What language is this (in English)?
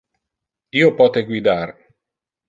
Interlingua